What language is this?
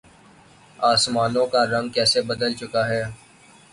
Urdu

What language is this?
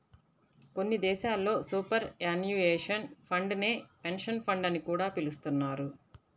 Telugu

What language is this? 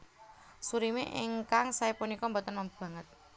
Javanese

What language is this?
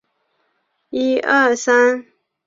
Chinese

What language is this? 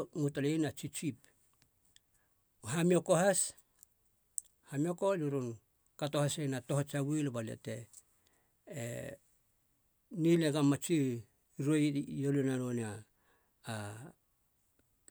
Halia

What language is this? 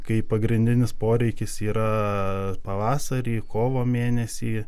Lithuanian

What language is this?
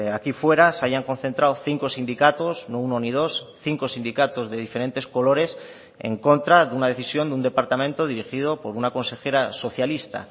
Spanish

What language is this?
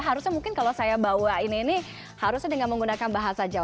Indonesian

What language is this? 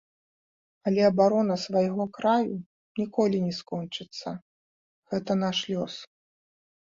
Belarusian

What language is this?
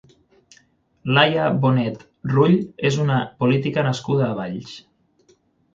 Catalan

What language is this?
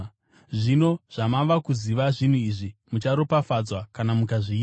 Shona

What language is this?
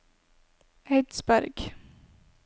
Norwegian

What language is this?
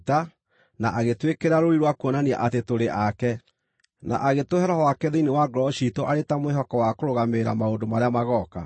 Kikuyu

